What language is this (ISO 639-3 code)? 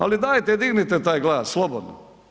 hrv